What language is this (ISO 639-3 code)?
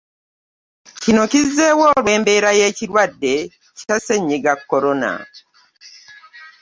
lug